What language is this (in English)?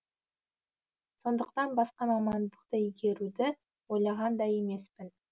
Kazakh